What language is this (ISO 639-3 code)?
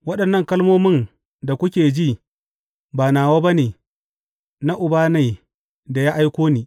hau